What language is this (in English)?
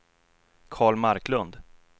Swedish